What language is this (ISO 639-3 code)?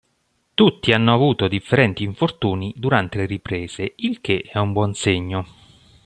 ita